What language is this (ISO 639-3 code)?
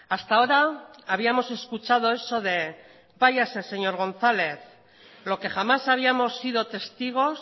spa